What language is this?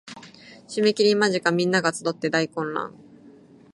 Japanese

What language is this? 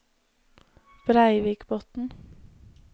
Norwegian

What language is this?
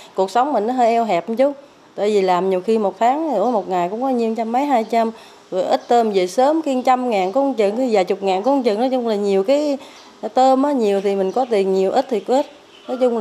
Vietnamese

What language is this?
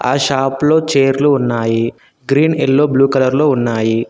Telugu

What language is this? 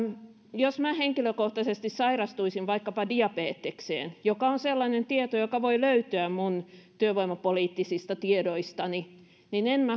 Finnish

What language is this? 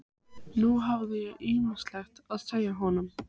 Icelandic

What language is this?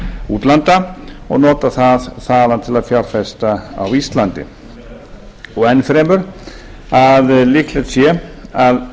Icelandic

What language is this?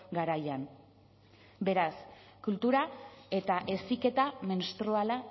Basque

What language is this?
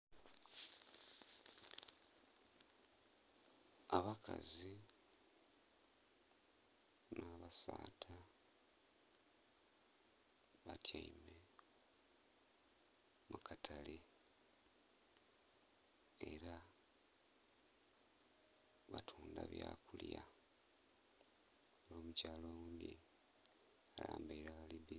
Soga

